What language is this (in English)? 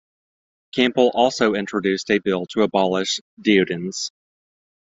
English